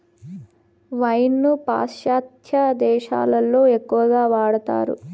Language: Telugu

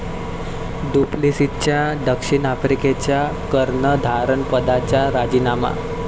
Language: Marathi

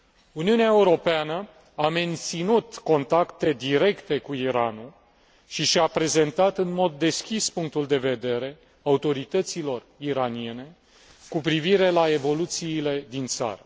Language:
Romanian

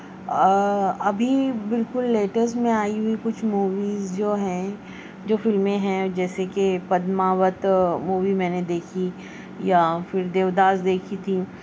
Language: Urdu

